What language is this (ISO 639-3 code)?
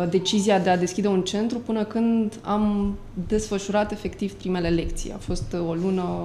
ron